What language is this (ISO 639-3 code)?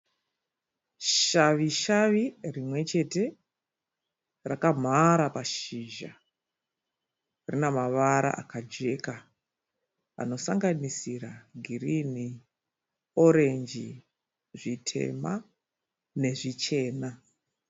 sna